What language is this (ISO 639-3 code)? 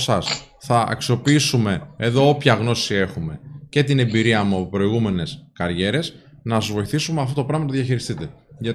ell